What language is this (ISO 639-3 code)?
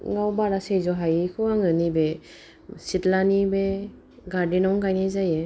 brx